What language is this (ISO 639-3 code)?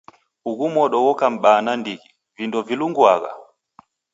dav